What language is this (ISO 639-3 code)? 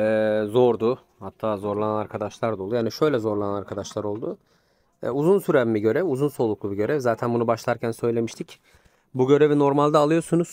tur